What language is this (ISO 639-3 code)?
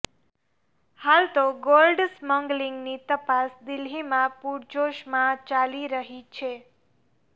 guj